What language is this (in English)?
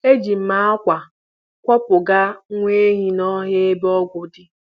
Igbo